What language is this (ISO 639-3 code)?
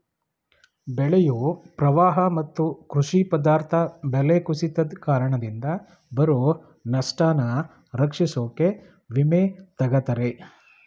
kan